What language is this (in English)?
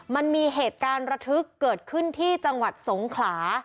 Thai